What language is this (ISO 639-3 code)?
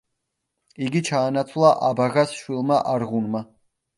kat